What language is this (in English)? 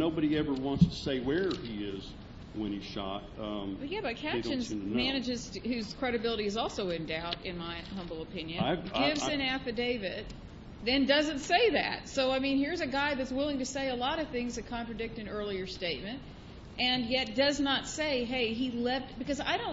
English